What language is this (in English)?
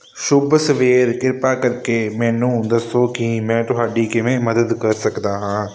Punjabi